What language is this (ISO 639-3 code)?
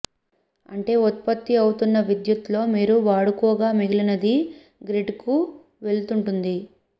tel